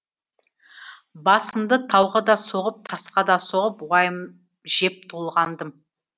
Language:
Kazakh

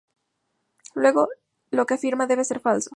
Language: Spanish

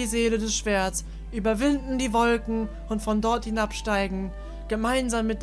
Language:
German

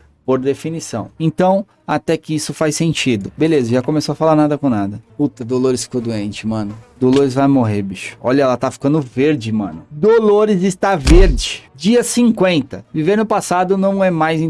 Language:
Portuguese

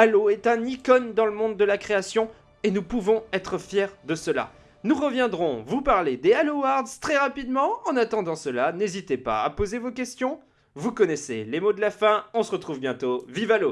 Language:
French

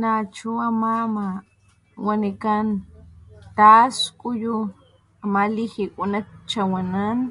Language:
Papantla Totonac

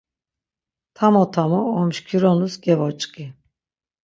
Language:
Laz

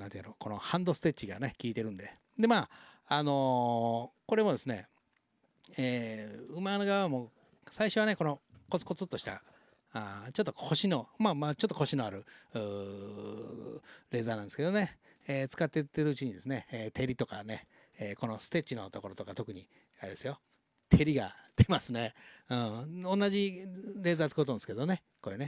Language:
Japanese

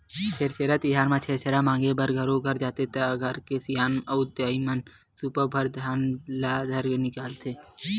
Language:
Chhattisgarhi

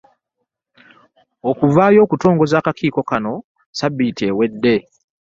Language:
Ganda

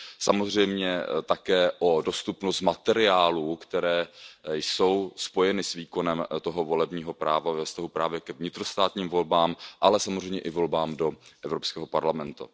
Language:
Czech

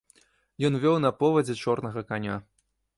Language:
Belarusian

